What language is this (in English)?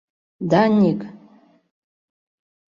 Mari